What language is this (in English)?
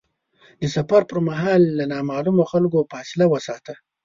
Pashto